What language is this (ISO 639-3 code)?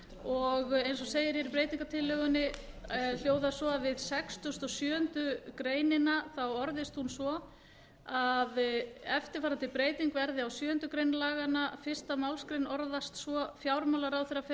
isl